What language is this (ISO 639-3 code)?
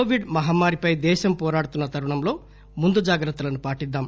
tel